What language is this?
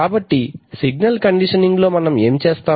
Telugu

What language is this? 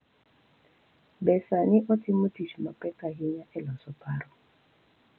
Luo (Kenya and Tanzania)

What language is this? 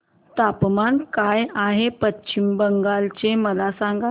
Marathi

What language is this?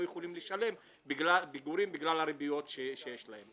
Hebrew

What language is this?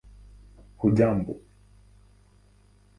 Swahili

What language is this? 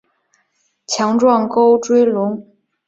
Chinese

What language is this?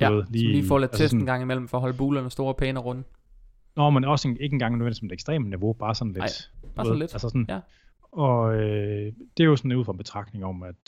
Danish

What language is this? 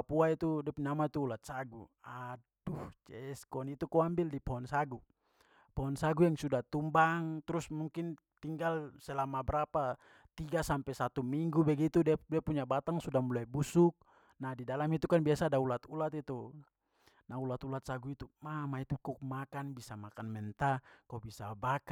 Papuan Malay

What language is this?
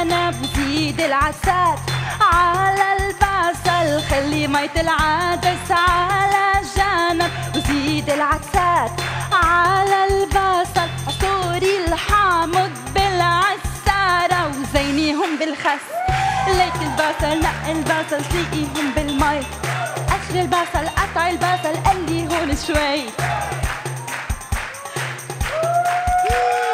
Arabic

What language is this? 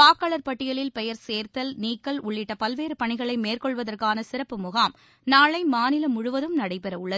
Tamil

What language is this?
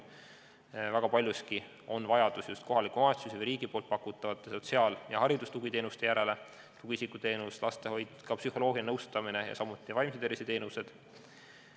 Estonian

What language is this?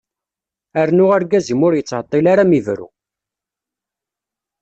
Kabyle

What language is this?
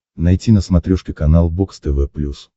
Russian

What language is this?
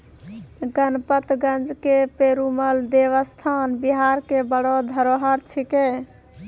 Maithili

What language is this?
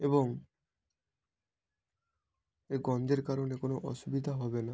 Bangla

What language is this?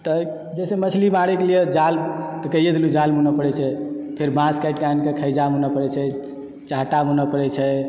Maithili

